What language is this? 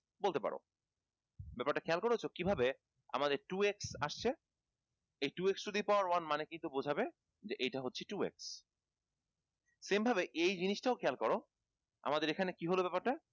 Bangla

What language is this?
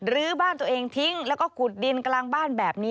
Thai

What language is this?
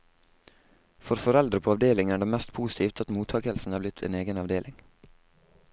Norwegian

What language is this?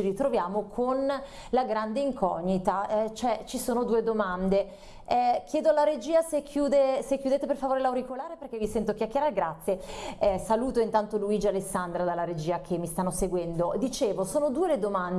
Italian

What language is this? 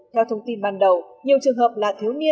Vietnamese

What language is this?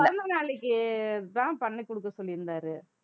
Tamil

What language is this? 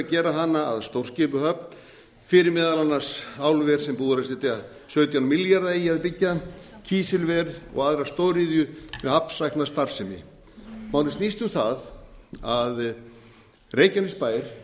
Icelandic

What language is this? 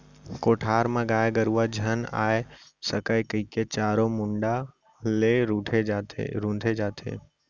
Chhattisgarhi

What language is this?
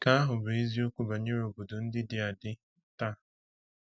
Igbo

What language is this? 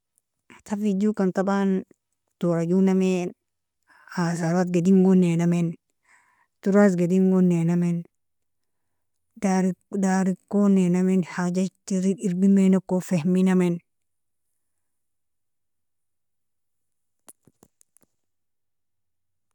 Nobiin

